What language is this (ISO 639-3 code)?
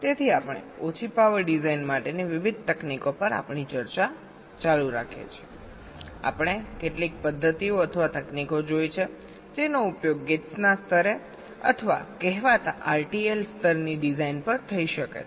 guj